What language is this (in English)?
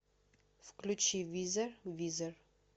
Russian